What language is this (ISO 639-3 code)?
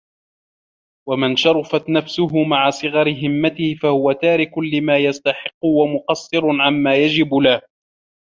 ara